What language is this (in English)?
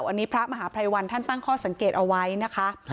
Thai